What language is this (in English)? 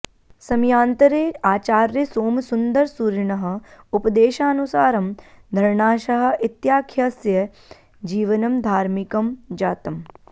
Sanskrit